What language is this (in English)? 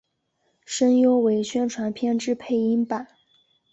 Chinese